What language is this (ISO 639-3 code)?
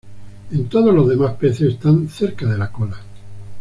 spa